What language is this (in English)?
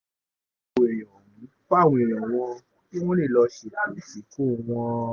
Yoruba